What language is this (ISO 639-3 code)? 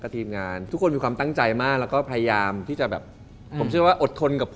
tha